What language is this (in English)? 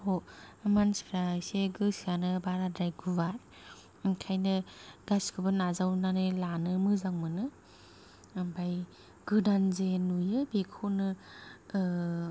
Bodo